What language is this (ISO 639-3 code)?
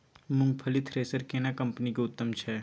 mai